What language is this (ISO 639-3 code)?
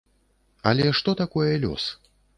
bel